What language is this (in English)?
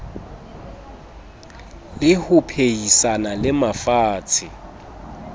Southern Sotho